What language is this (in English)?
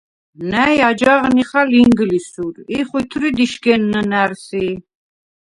Svan